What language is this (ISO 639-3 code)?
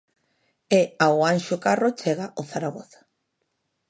glg